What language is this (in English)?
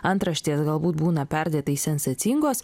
Lithuanian